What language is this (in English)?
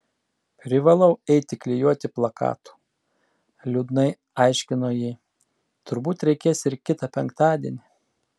Lithuanian